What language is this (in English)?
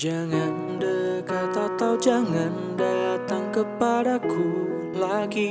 Indonesian